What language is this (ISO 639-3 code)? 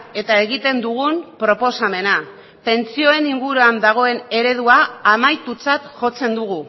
eus